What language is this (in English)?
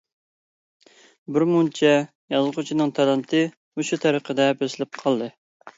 Uyghur